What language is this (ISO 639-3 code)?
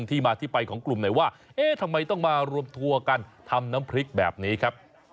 tha